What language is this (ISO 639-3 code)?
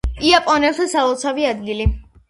kat